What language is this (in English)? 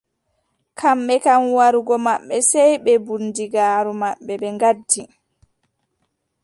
Adamawa Fulfulde